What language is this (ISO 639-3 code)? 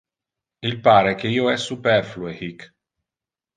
ina